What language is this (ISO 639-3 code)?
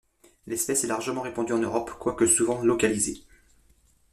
fra